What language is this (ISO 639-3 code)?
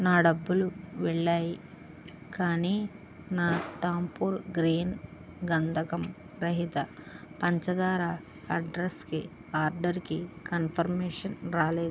tel